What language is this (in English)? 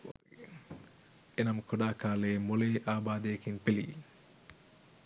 Sinhala